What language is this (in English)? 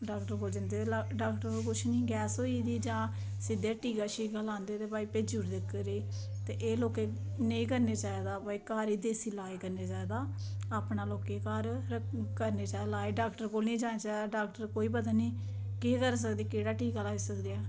Dogri